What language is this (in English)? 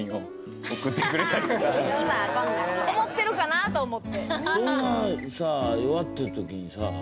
Japanese